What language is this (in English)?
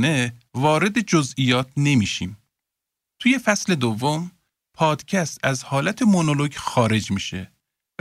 Persian